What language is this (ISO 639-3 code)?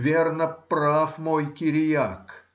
rus